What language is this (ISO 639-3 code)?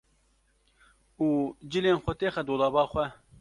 kur